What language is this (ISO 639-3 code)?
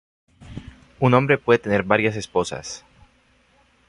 spa